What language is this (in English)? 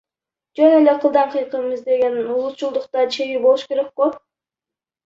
Kyrgyz